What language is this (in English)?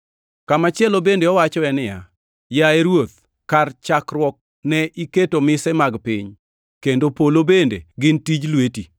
Luo (Kenya and Tanzania)